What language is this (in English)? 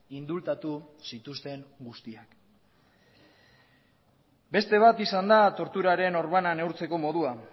Basque